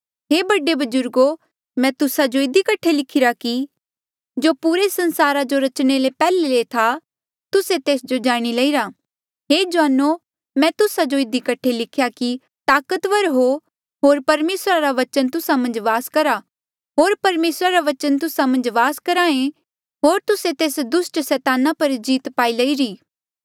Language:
Mandeali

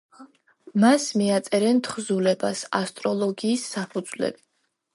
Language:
Georgian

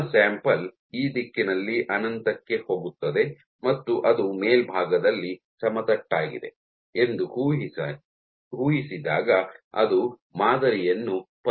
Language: Kannada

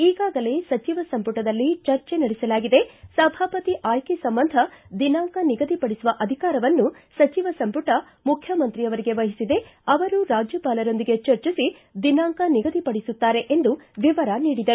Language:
Kannada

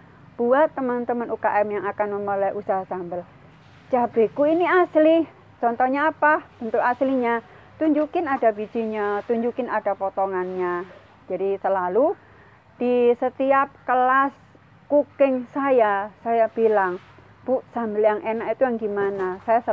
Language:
Indonesian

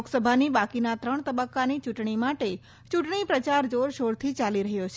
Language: Gujarati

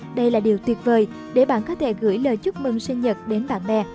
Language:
Vietnamese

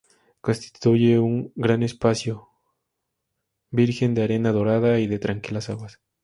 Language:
Spanish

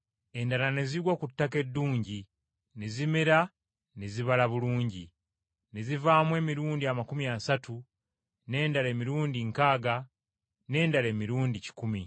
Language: Ganda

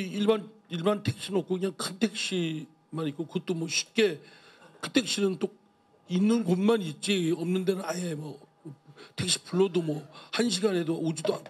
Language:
Korean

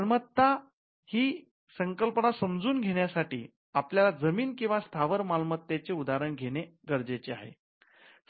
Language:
Marathi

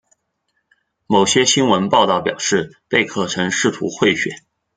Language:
Chinese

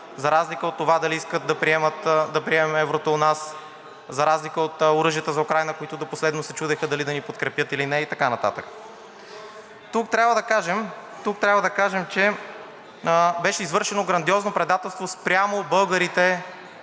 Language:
Bulgarian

